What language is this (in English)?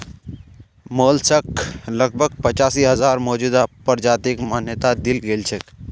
Magahi